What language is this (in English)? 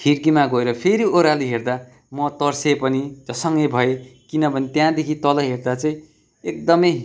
Nepali